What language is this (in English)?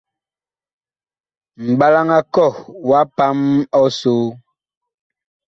Bakoko